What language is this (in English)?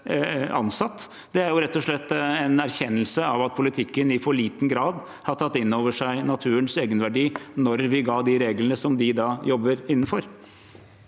Norwegian